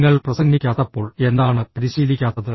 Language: Malayalam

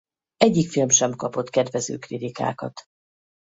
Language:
Hungarian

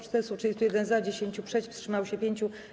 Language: Polish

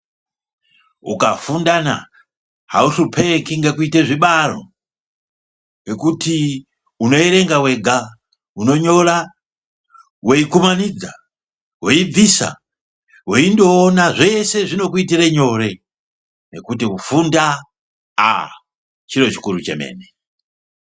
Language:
Ndau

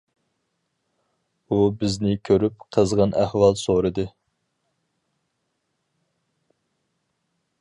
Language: Uyghur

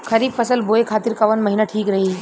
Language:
Bhojpuri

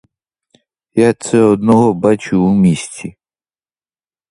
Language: Ukrainian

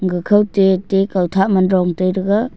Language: Wancho Naga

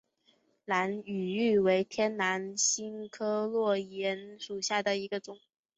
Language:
Chinese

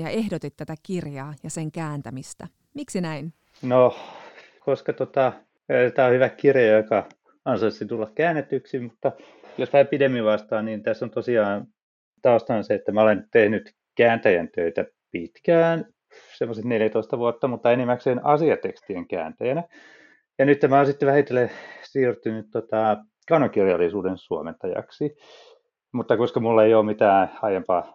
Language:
Finnish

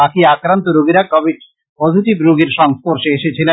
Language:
Bangla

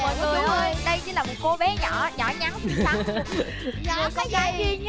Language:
Vietnamese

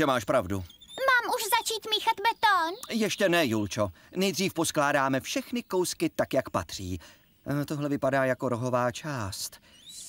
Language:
Czech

